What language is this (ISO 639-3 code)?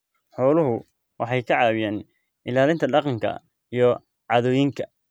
som